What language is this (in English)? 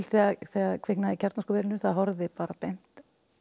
Icelandic